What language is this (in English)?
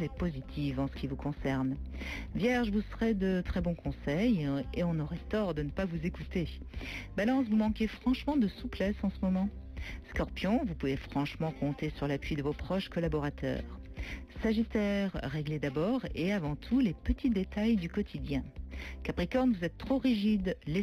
French